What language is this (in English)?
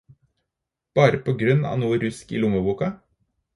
Norwegian Bokmål